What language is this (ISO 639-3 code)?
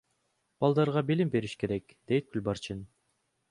kir